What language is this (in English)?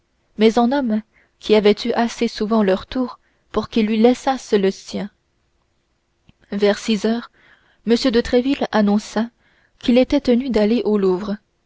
French